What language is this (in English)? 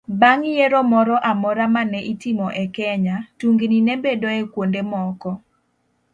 Luo (Kenya and Tanzania)